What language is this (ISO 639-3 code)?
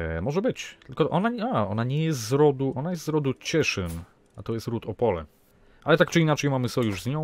pol